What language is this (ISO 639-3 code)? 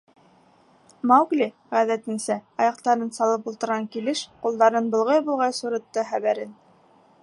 bak